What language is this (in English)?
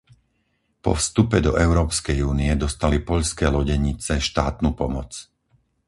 Slovak